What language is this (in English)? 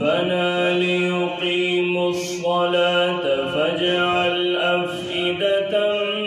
Arabic